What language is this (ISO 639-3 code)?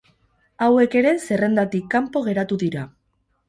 eus